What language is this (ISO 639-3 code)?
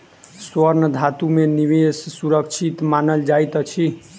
mai